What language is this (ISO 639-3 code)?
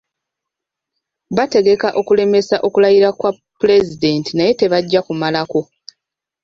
lug